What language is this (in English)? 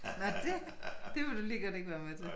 Danish